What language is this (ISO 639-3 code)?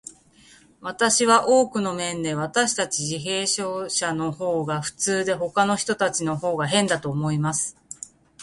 jpn